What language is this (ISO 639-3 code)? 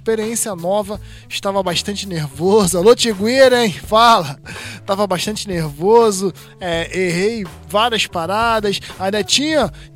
por